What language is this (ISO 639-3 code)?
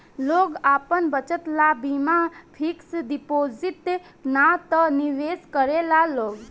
bho